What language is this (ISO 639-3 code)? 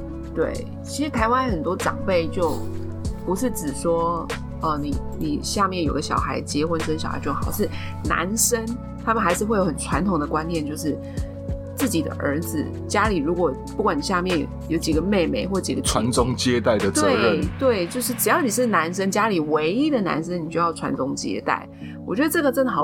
zho